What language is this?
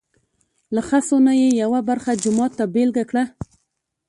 Pashto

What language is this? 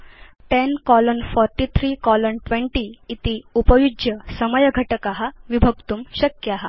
Sanskrit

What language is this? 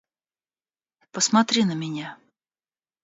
Russian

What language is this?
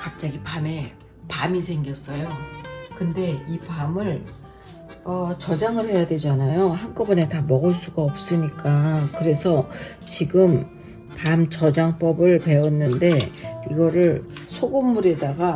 Korean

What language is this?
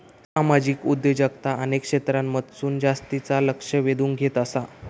Marathi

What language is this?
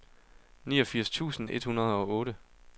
Danish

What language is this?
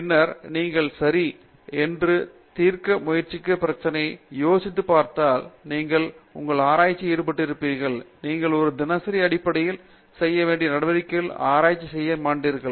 Tamil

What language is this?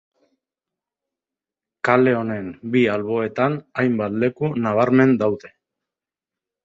Basque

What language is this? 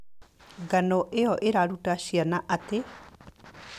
Kikuyu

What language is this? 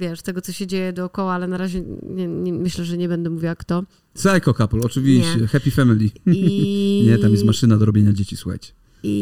Polish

